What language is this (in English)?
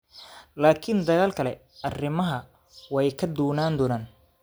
Somali